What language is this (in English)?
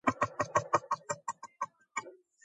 Georgian